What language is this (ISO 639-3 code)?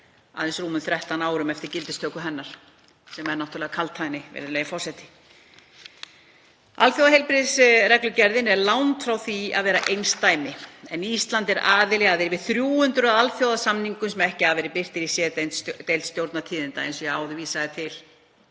isl